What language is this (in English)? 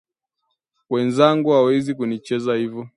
Swahili